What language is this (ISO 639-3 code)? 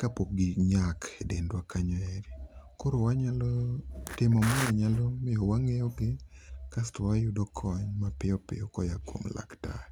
luo